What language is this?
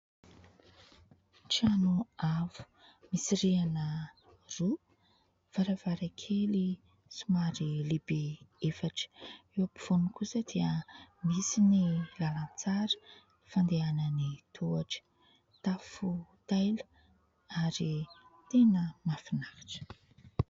Malagasy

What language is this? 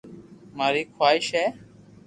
Loarki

